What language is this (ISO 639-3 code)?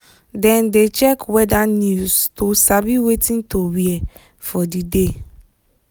pcm